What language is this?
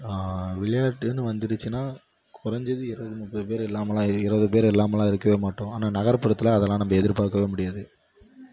Tamil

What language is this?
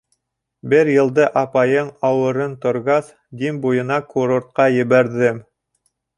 Bashkir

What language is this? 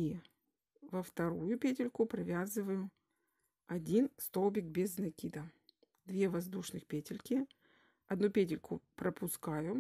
Russian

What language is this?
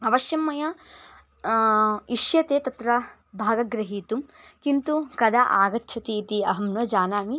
Sanskrit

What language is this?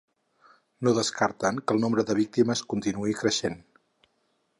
Catalan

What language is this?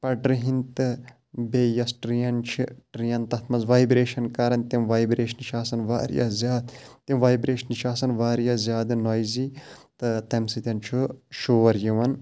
Kashmiri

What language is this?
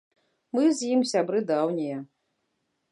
Belarusian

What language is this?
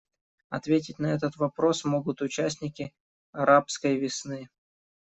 Russian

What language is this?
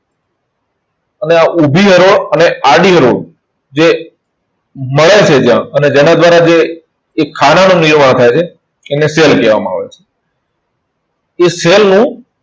Gujarati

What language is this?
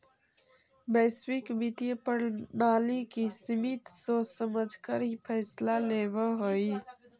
Magahi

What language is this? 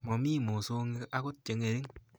Kalenjin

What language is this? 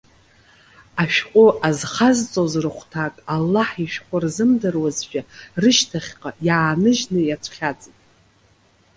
Abkhazian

